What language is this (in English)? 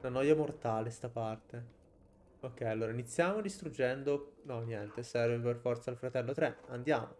Italian